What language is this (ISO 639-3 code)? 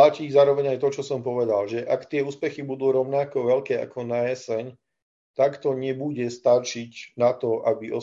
slk